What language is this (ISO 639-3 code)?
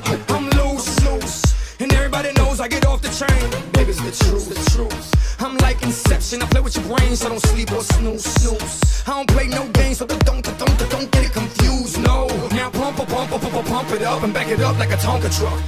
ara